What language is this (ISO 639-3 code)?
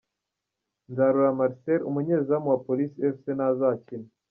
kin